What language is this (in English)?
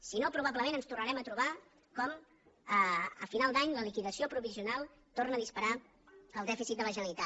Catalan